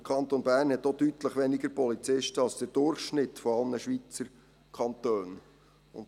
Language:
Swiss German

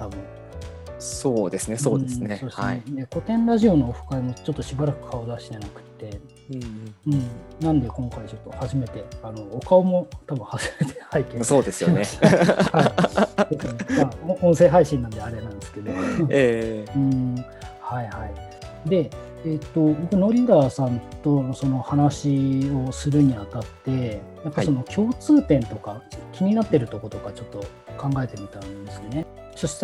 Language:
Japanese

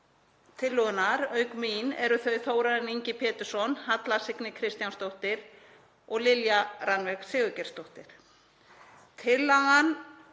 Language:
Icelandic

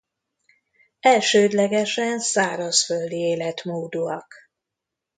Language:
Hungarian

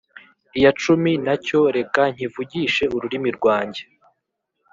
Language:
Kinyarwanda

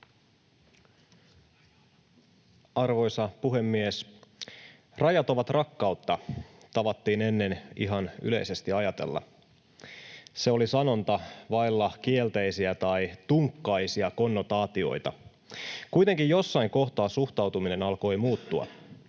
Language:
Finnish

